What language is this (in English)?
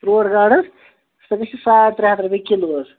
Kashmiri